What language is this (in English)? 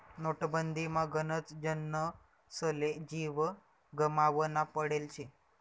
Marathi